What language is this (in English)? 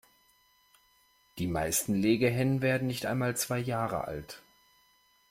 German